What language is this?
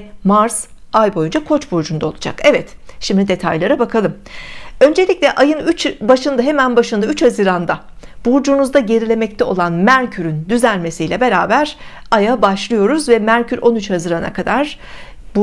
Turkish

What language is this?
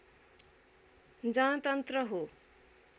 Nepali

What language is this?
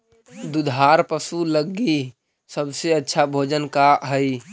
Magahi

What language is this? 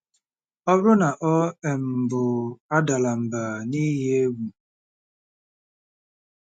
Igbo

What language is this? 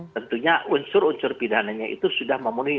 Indonesian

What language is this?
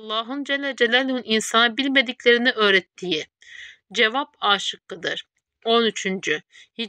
Turkish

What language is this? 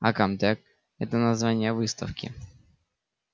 Russian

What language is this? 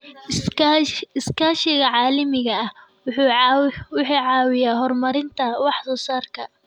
Somali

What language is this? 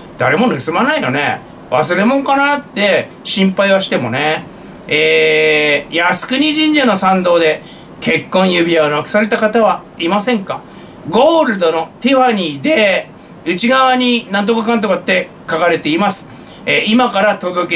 Japanese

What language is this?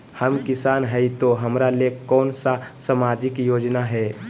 Magahi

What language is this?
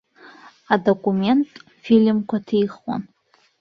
Abkhazian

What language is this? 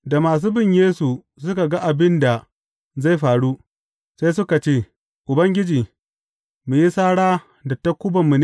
Hausa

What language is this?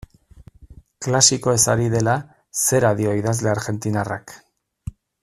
Basque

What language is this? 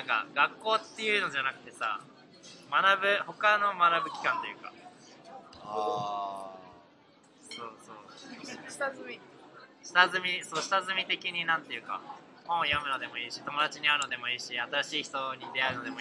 Japanese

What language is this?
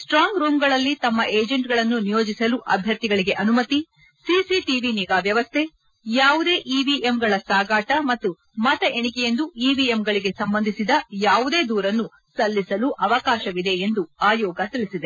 Kannada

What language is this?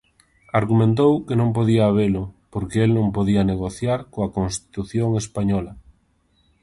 Galician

